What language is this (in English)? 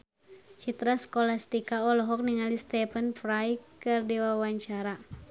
Sundanese